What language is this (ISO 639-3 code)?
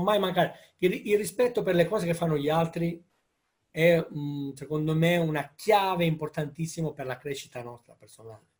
ita